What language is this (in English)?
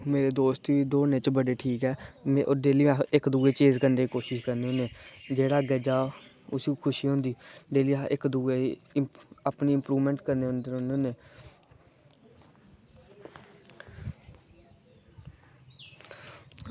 Dogri